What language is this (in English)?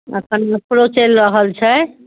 Maithili